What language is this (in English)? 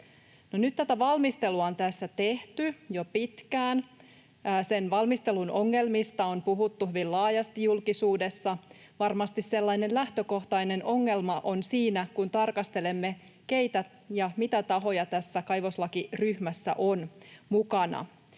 Finnish